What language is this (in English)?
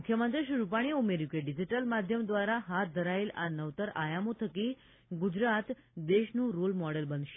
Gujarati